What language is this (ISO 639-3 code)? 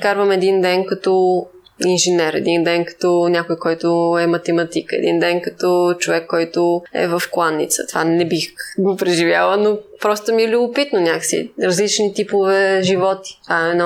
bul